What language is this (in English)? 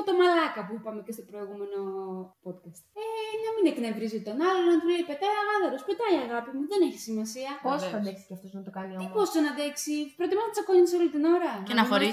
Greek